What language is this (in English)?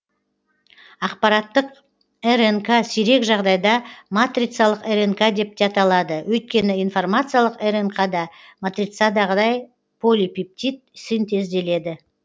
Kazakh